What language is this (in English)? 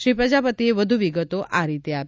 Gujarati